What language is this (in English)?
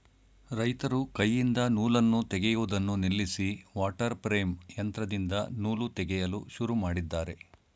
Kannada